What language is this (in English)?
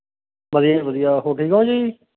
Punjabi